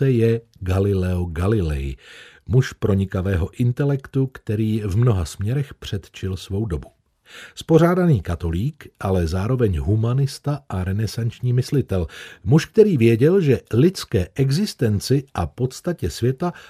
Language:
Czech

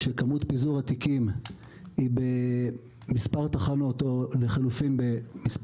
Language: Hebrew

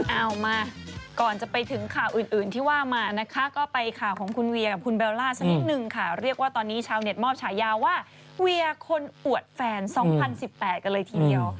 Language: Thai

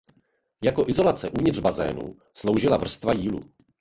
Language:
Czech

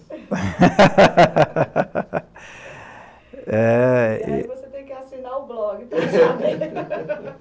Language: Portuguese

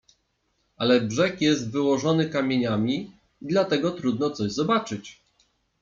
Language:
Polish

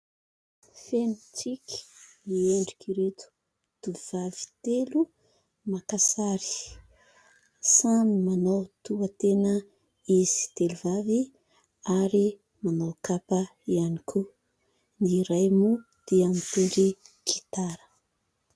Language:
Malagasy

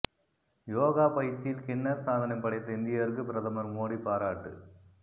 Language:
Tamil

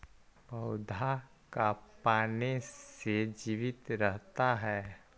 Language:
Magahi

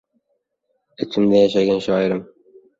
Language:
Uzbek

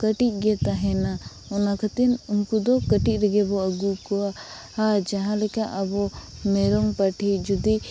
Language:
Santali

